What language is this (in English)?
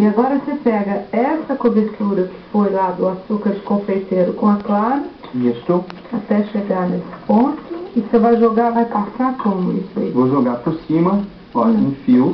Portuguese